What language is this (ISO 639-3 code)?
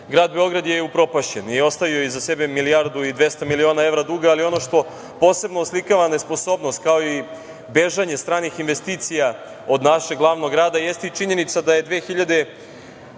srp